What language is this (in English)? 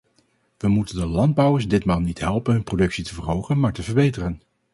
Dutch